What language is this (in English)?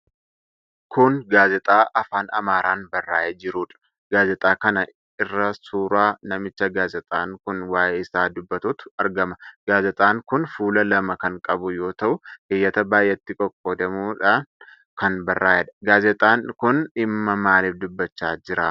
Oromo